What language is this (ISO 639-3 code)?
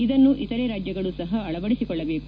kan